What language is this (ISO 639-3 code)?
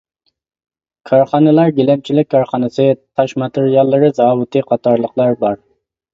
uig